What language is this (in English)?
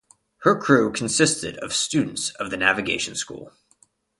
English